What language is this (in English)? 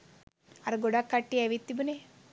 Sinhala